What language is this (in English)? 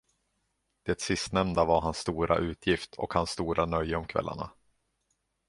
Swedish